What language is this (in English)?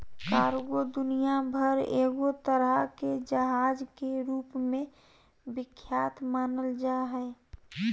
Magahi